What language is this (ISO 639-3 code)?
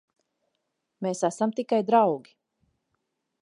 lav